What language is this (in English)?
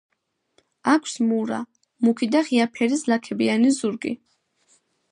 Georgian